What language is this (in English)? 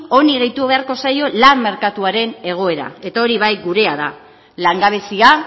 Basque